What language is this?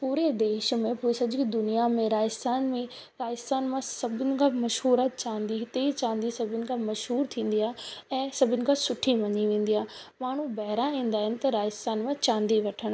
Sindhi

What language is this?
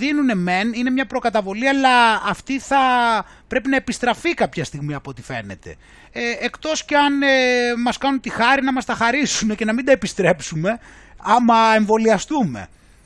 Greek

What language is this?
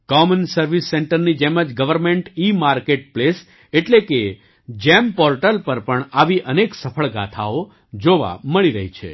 Gujarati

